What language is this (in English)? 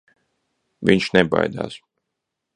Latvian